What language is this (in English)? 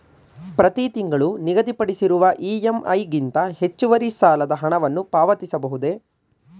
Kannada